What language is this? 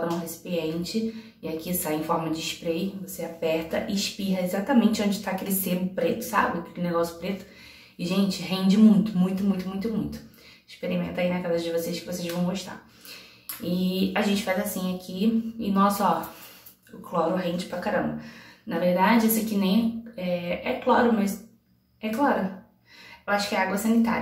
Portuguese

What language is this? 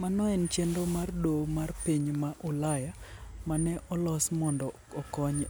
Luo (Kenya and Tanzania)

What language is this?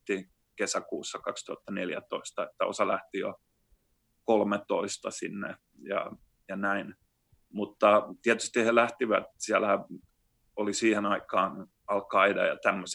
Finnish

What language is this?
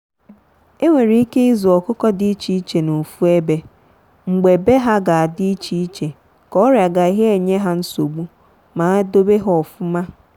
Igbo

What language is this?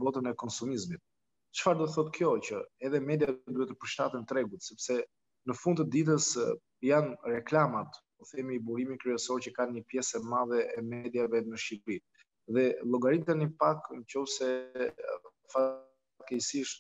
Romanian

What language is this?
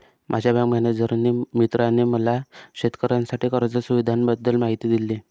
Marathi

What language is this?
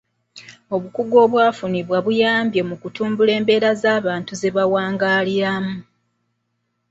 Ganda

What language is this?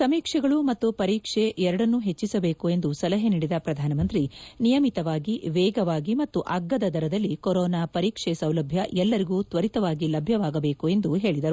Kannada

